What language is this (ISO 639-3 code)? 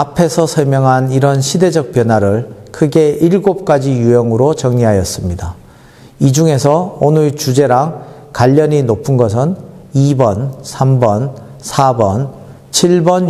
kor